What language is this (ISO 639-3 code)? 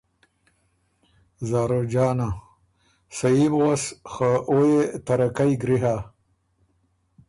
oru